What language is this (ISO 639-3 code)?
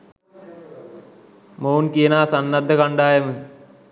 sin